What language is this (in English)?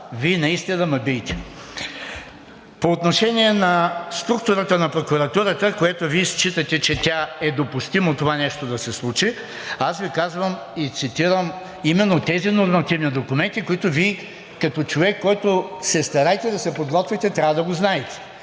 Bulgarian